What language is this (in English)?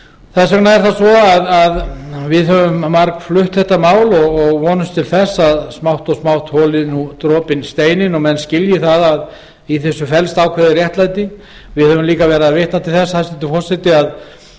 Icelandic